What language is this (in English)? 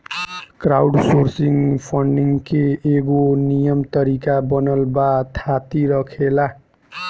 Bhojpuri